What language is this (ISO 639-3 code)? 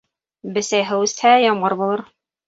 bak